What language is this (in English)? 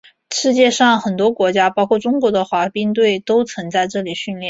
Chinese